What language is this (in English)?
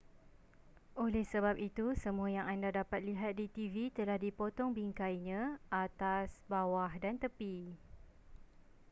Malay